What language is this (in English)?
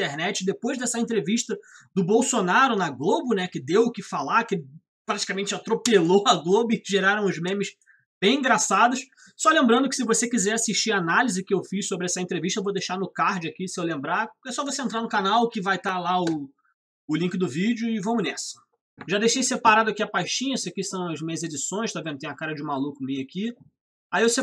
Portuguese